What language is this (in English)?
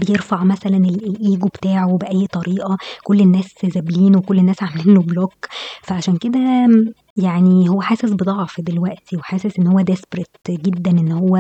Arabic